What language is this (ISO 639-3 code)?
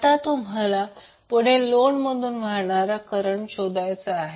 mar